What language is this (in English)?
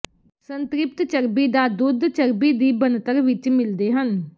Punjabi